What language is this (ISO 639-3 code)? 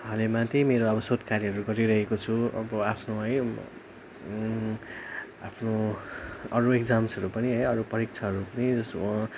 nep